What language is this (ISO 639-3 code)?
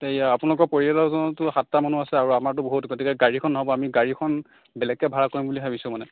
asm